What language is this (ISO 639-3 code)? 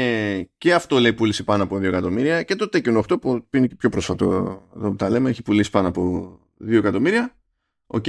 ell